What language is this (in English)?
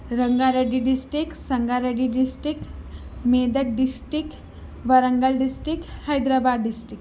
Urdu